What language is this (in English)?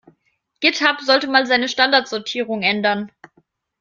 German